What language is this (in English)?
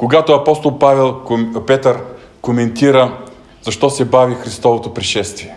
Bulgarian